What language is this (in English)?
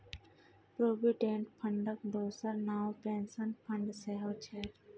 Maithili